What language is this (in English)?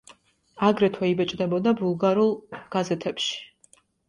Georgian